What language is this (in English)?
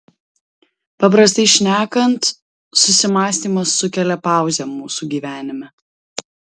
Lithuanian